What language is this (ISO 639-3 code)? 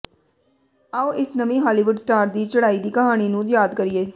pan